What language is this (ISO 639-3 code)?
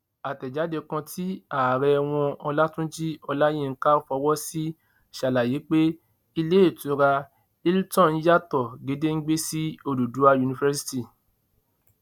yor